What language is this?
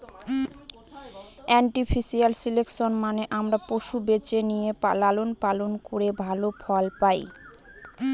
Bangla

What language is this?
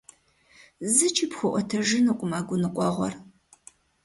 Kabardian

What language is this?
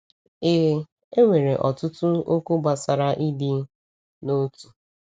Igbo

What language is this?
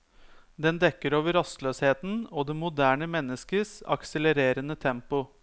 Norwegian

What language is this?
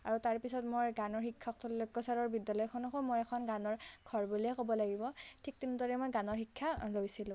Assamese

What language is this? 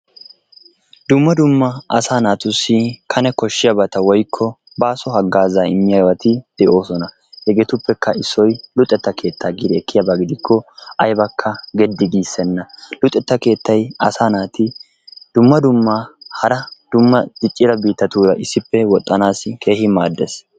Wolaytta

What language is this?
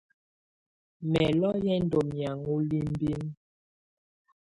Tunen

